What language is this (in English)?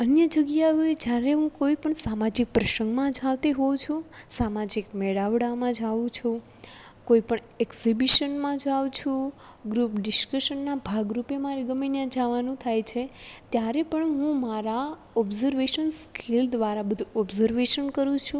Gujarati